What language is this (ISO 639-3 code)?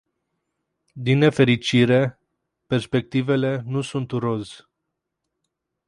ron